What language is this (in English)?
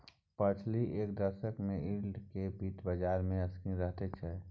Maithili